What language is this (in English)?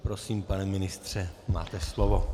Czech